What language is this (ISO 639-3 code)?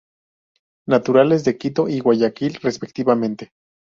spa